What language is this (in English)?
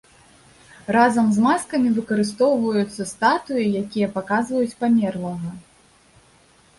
Belarusian